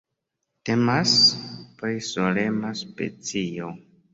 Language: Esperanto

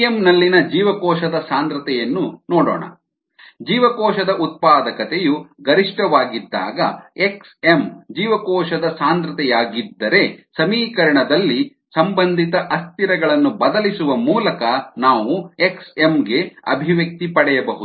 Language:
Kannada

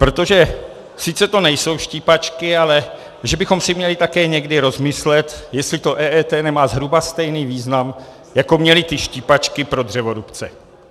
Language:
Czech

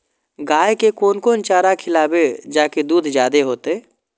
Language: Maithili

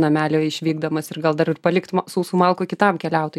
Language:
Lithuanian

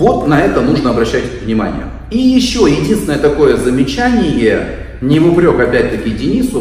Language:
Russian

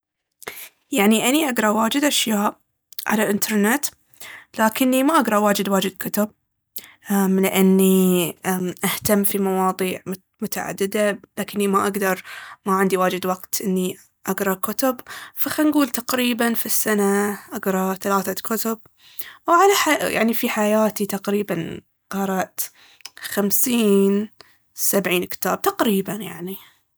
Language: Baharna Arabic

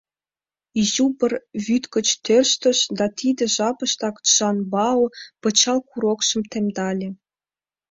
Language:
Mari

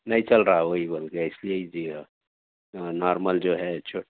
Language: Urdu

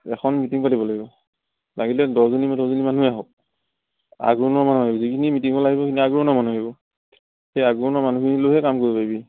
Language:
Assamese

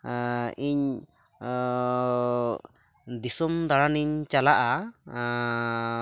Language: Santali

